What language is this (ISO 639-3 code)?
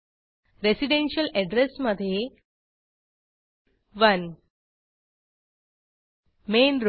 mar